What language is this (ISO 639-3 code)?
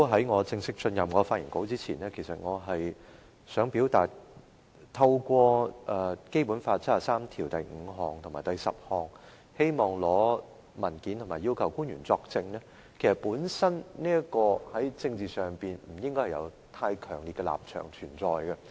yue